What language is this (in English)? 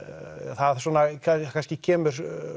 Icelandic